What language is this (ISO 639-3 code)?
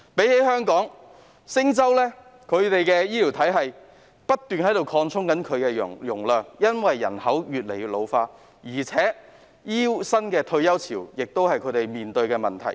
yue